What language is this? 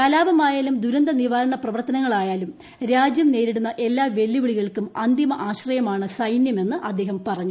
Malayalam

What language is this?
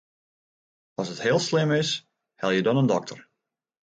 Western Frisian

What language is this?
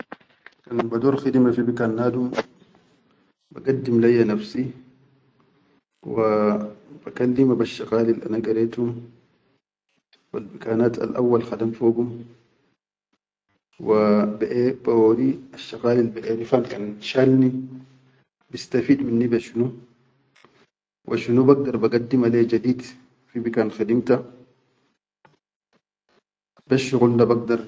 Chadian Arabic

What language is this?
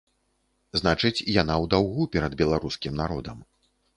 Belarusian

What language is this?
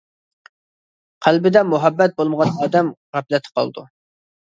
Uyghur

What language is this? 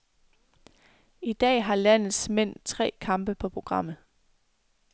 Danish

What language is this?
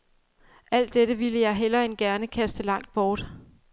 Danish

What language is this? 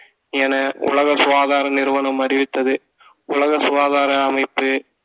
Tamil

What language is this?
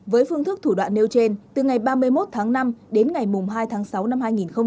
Vietnamese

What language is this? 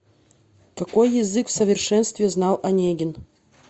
Russian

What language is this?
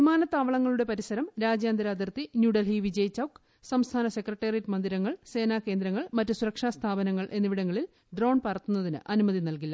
Malayalam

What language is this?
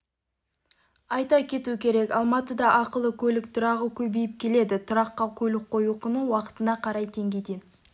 Kazakh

